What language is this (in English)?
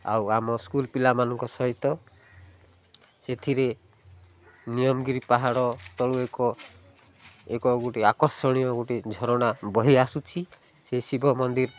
Odia